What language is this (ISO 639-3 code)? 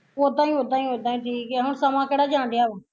pan